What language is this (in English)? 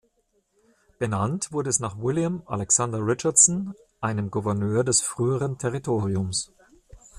German